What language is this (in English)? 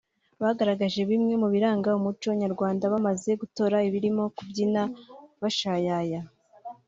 Kinyarwanda